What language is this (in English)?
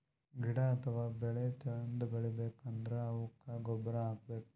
Kannada